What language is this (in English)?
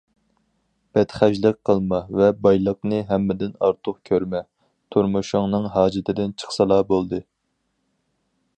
Uyghur